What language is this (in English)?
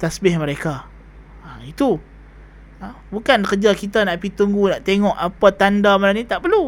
Malay